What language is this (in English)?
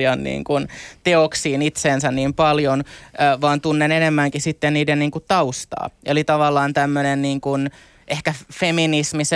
Finnish